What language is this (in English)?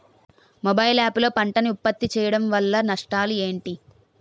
Telugu